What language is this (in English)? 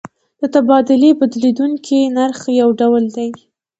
Pashto